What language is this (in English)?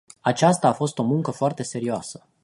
Romanian